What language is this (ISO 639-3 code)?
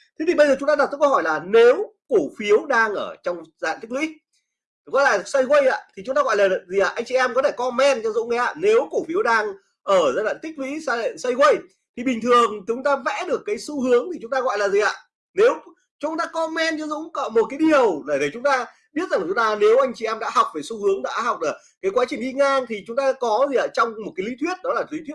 vie